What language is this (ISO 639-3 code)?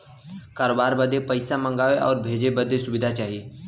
bho